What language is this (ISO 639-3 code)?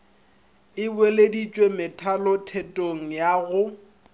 nso